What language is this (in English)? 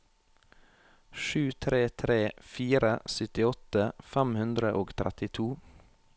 Norwegian